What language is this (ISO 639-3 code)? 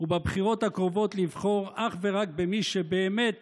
heb